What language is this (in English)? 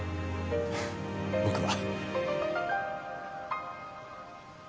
Japanese